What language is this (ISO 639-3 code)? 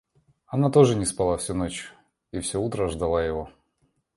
rus